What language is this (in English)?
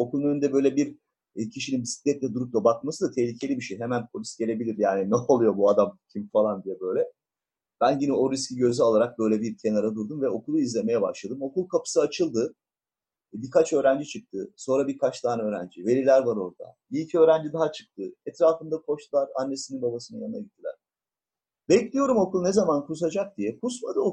Turkish